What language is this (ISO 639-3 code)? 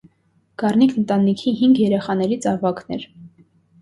hye